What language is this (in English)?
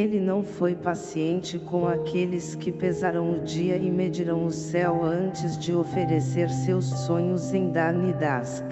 Portuguese